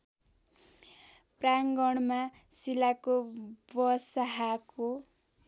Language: Nepali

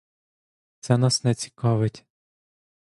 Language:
Ukrainian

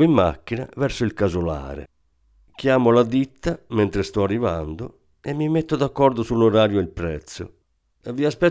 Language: Italian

